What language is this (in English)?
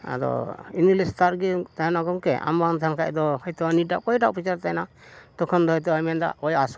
Santali